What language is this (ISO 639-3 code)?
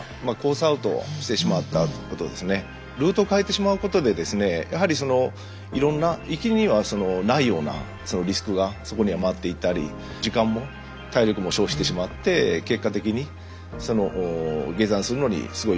jpn